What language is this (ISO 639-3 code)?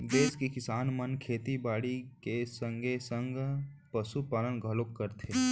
hne